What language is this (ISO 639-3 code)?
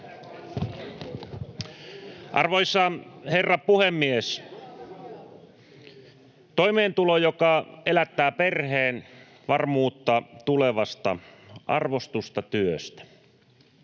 fin